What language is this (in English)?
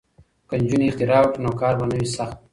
Pashto